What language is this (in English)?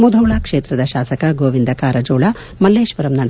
Kannada